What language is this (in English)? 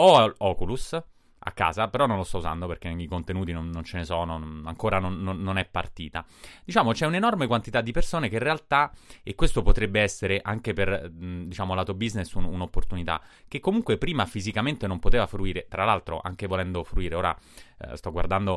Italian